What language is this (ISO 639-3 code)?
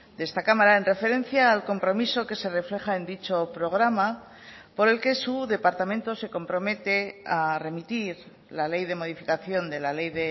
spa